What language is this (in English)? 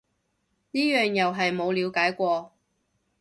Cantonese